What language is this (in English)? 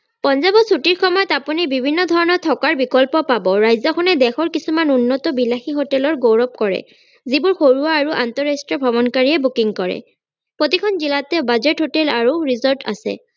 Assamese